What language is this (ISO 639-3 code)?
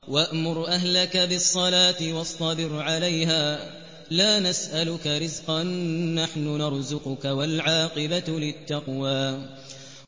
ara